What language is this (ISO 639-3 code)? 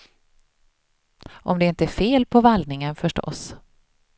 swe